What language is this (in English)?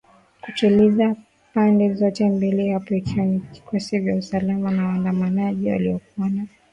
Swahili